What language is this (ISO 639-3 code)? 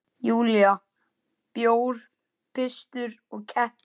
isl